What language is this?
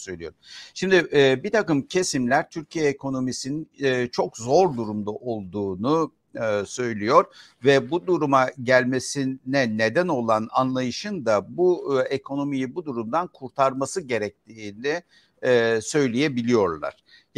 Turkish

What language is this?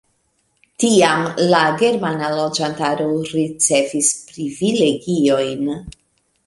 Esperanto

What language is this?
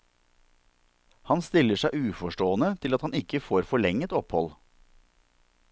Norwegian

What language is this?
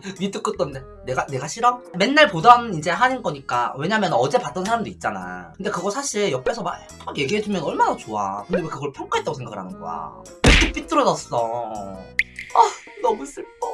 Korean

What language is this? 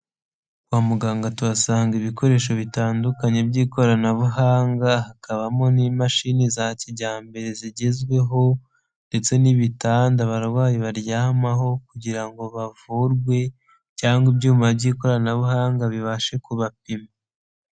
Kinyarwanda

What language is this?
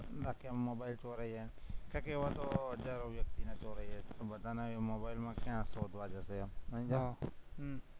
Gujarati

